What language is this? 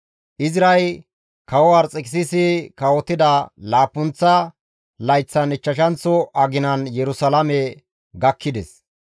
Gamo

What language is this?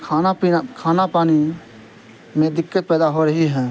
Urdu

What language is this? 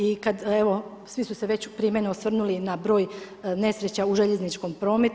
Croatian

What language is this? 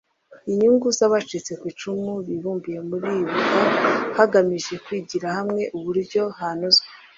Kinyarwanda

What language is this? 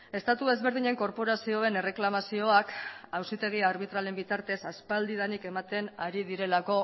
Basque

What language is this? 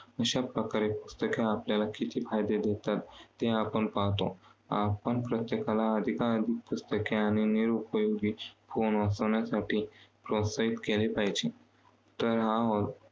Marathi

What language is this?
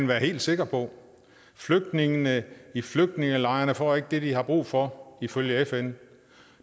Danish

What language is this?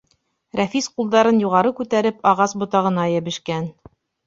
Bashkir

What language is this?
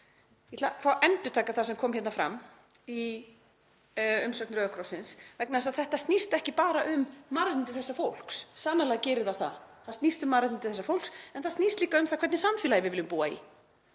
Icelandic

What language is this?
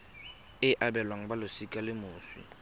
Tswana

